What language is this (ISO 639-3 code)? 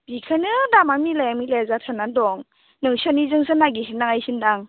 brx